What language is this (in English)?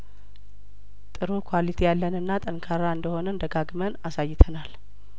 Amharic